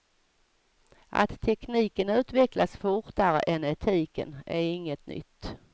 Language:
Swedish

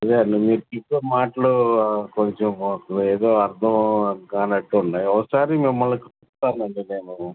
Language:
Telugu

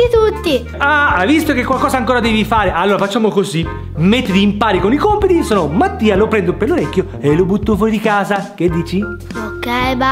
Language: Italian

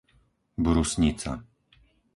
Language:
Slovak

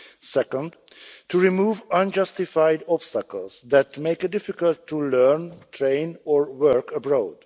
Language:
English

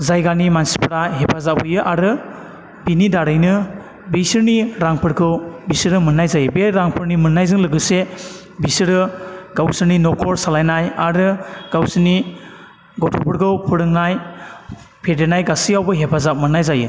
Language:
Bodo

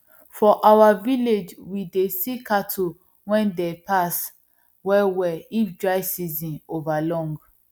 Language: Nigerian Pidgin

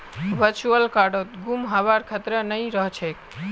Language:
Magahi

